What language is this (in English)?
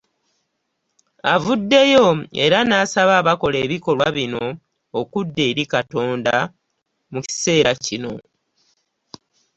Ganda